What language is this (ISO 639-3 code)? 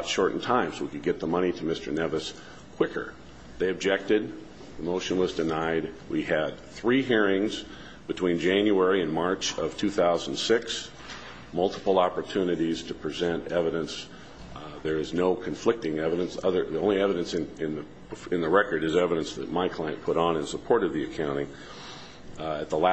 eng